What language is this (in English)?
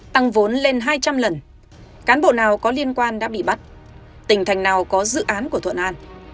Vietnamese